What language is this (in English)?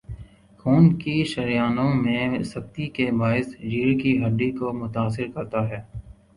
Urdu